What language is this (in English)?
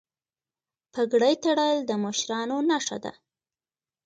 Pashto